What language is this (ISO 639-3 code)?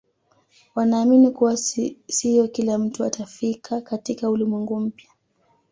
swa